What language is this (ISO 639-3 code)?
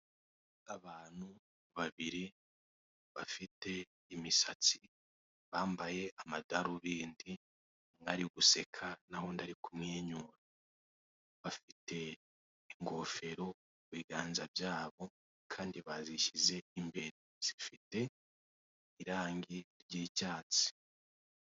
kin